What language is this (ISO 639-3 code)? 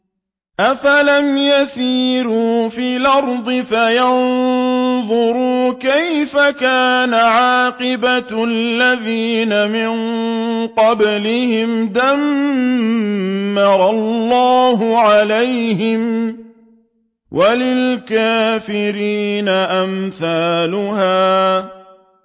ara